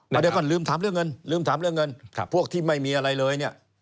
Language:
Thai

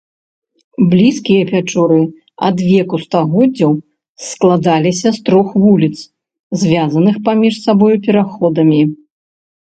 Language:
Belarusian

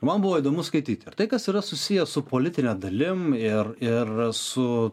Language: Lithuanian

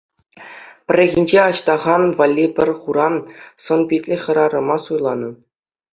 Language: Chuvash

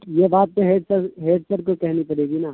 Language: Urdu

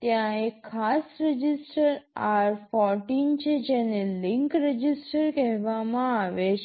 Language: Gujarati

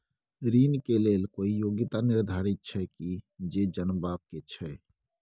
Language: Maithili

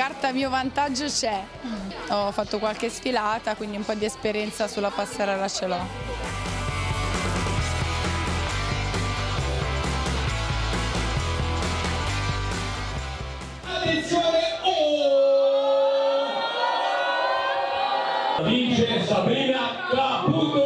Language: Italian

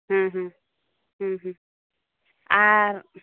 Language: Santali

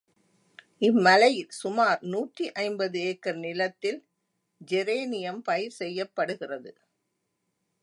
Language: Tamil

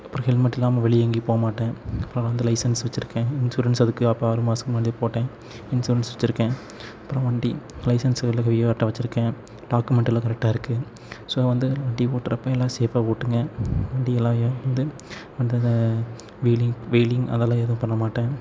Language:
Tamil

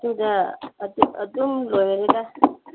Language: Manipuri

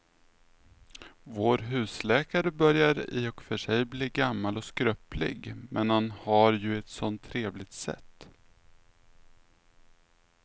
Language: Swedish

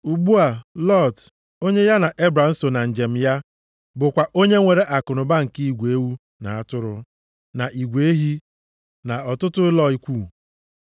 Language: Igbo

